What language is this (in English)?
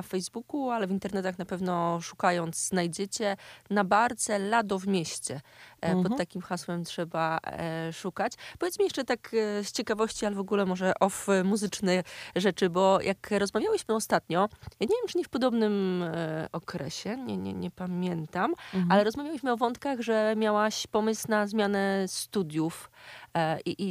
Polish